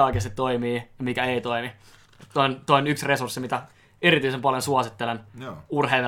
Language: Finnish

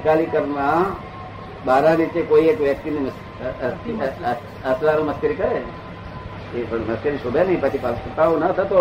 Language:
Gujarati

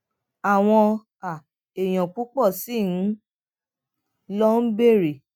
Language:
Yoruba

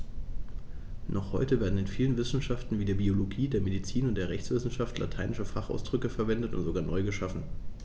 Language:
German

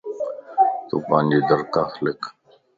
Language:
Lasi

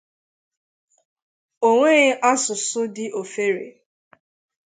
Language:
Igbo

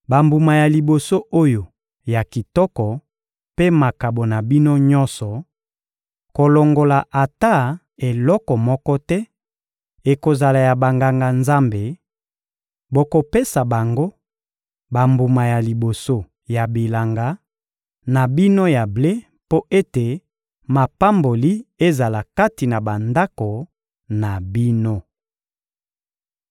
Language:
Lingala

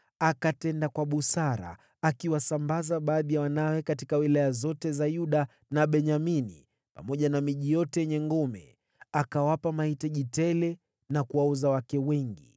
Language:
Swahili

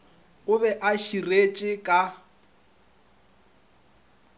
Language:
Northern Sotho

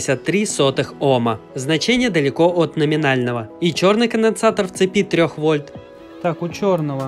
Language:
Russian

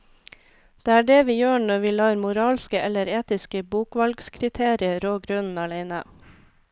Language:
Norwegian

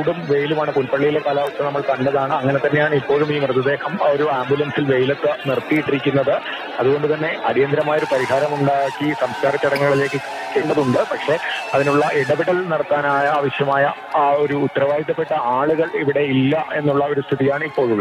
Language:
Malayalam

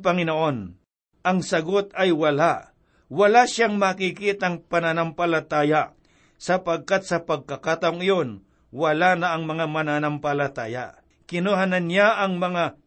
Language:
Filipino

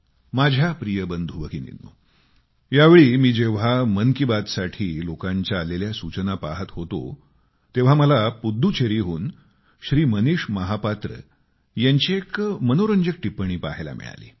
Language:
Marathi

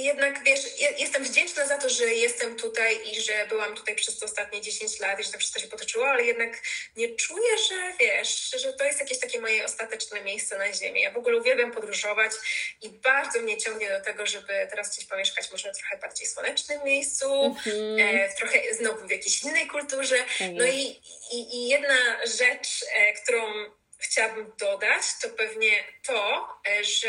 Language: Polish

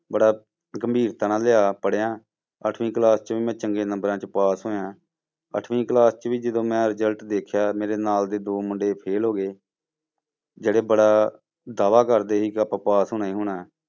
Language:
Punjabi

